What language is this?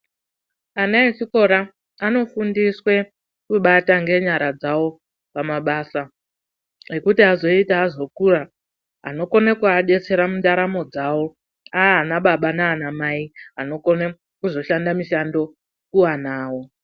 Ndau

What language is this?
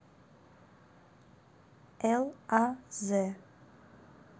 Russian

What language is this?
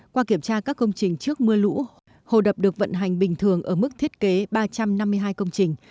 Vietnamese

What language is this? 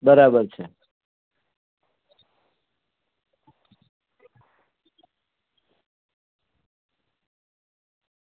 Gujarati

